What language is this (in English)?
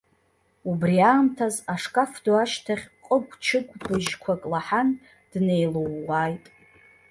Abkhazian